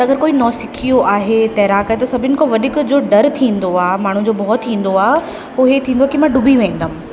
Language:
Sindhi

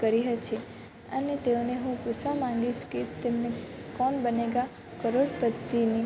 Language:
Gujarati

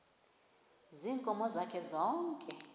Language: Xhosa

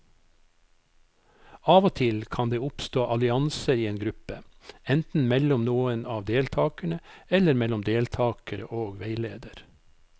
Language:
Norwegian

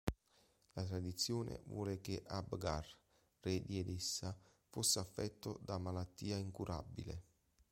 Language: Italian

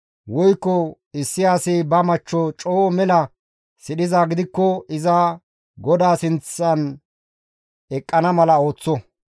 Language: Gamo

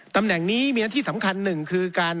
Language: Thai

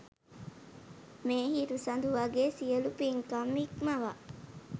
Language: Sinhala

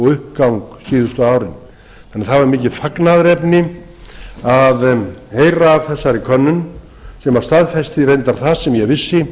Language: Icelandic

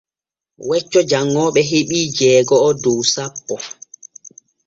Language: Borgu Fulfulde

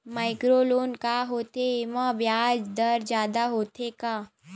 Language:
Chhattisgarhi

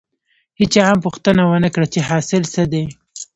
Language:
Pashto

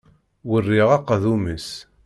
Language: Kabyle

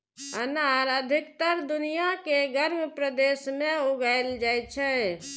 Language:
Maithili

